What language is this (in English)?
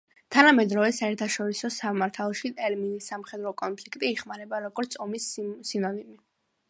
Georgian